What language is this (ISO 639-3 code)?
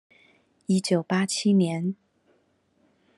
zho